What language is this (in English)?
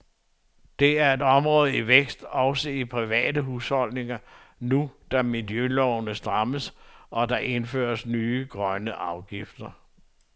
Danish